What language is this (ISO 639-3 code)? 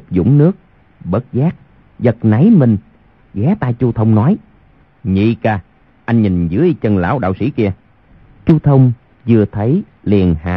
vie